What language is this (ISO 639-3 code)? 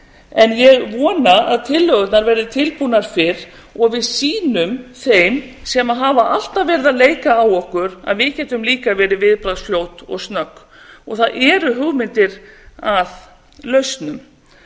isl